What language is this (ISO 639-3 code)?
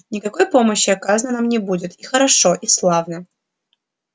rus